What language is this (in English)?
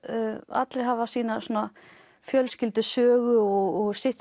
Icelandic